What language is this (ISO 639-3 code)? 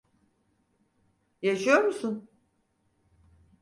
tur